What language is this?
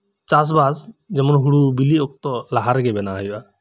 Santali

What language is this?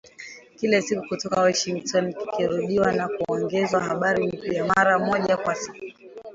Swahili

